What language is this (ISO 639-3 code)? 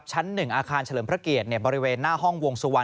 tha